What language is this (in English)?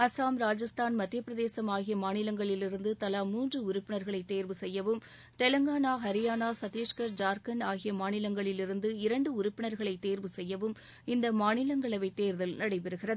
Tamil